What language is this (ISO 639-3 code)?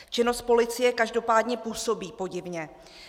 ces